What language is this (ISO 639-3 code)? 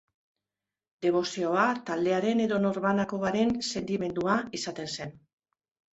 eus